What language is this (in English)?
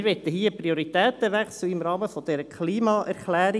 Swiss German